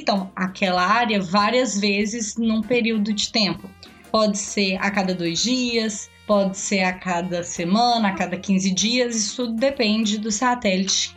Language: Portuguese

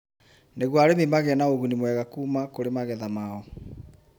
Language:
Kikuyu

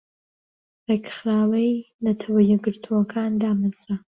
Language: Central Kurdish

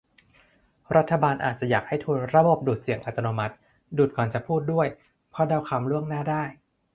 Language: Thai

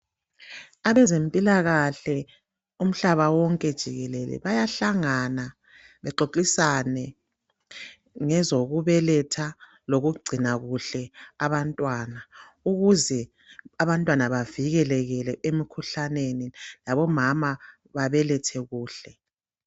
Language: North Ndebele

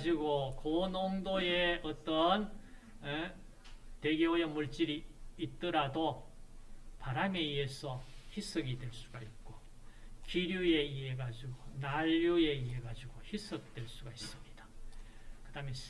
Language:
Korean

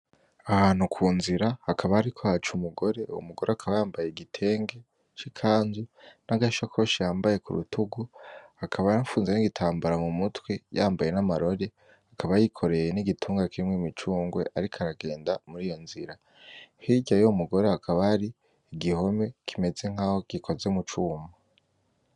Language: Rundi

